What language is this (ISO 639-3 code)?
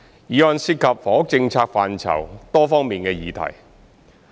yue